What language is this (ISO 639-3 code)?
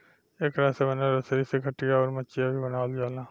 bho